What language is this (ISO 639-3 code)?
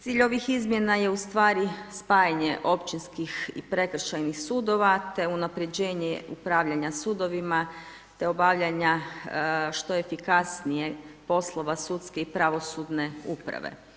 hrv